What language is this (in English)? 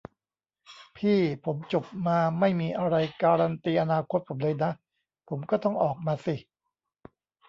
Thai